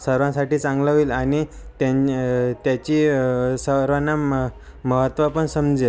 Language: Marathi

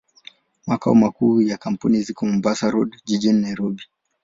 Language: Swahili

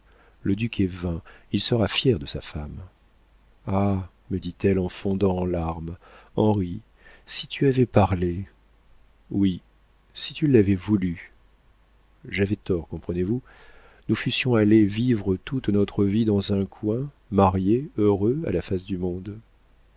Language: French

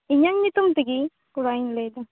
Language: Santali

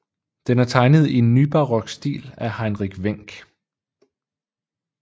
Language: Danish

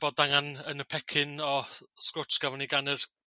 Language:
Welsh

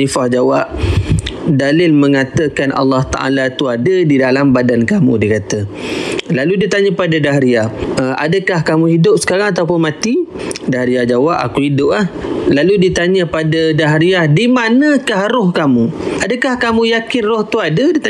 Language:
Malay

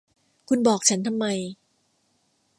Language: Thai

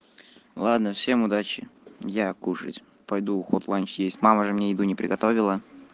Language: Russian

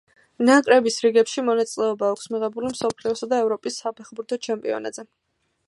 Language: Georgian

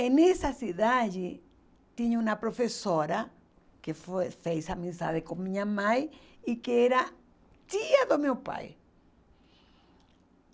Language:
Portuguese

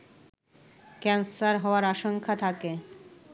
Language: Bangla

